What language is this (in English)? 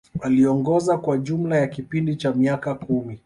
Swahili